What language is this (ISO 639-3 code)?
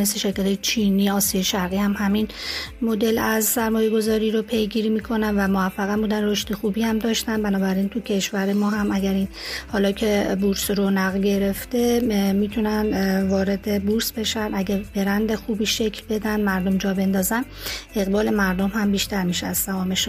fas